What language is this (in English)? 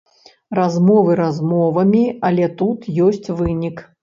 Belarusian